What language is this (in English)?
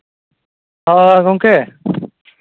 Santali